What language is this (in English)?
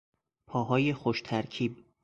Persian